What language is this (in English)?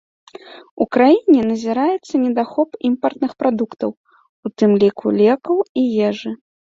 Belarusian